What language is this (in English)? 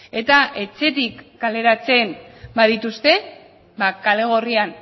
Basque